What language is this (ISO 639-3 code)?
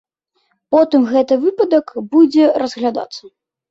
bel